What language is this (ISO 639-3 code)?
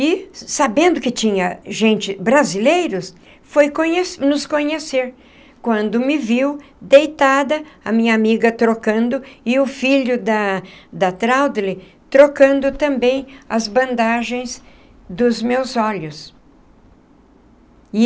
por